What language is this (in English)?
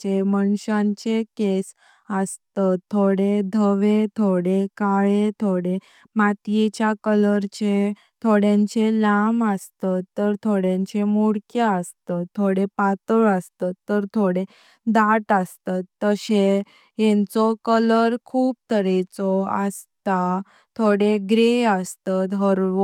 Konkani